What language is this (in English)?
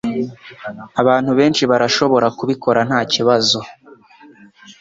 Kinyarwanda